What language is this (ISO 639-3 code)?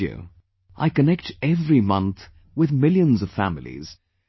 eng